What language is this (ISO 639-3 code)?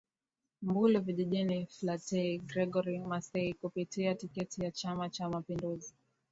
swa